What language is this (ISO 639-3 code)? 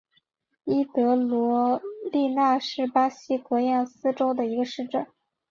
zho